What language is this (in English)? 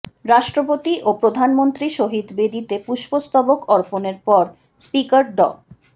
Bangla